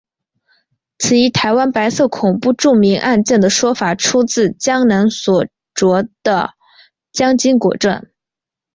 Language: Chinese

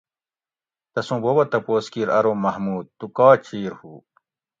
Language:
Gawri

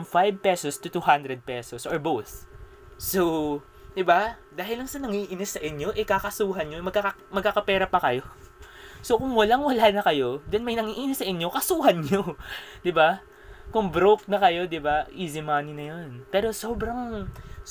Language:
Filipino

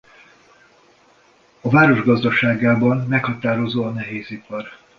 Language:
Hungarian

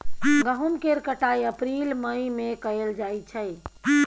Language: Maithili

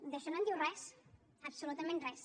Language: Catalan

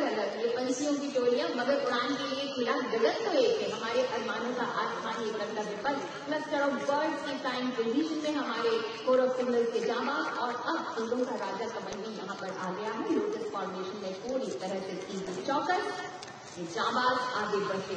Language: Hindi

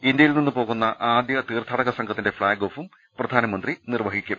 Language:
Malayalam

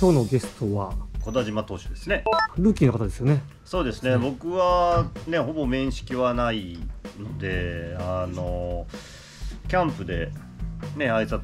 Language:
Japanese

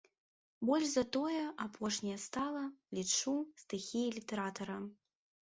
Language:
Belarusian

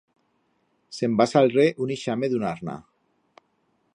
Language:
Aragonese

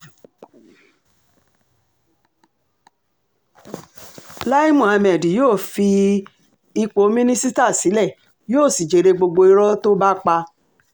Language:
Yoruba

